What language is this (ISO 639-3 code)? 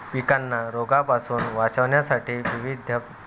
mar